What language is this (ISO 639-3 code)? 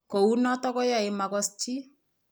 kln